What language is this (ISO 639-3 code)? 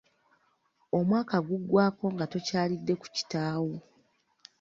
lug